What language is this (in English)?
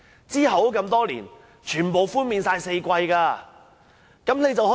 Cantonese